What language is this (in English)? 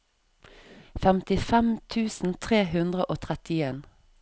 Norwegian